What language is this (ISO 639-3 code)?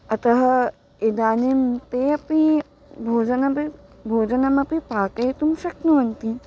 san